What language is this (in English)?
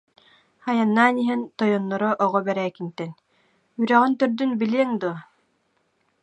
Yakut